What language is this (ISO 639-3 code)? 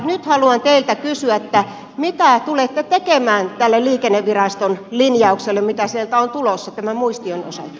fin